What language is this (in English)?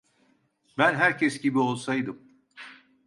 Turkish